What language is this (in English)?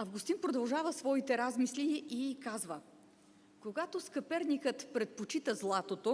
Bulgarian